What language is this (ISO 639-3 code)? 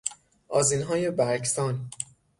fas